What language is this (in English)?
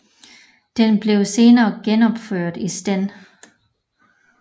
Danish